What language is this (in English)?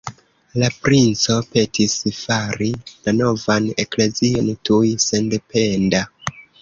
Esperanto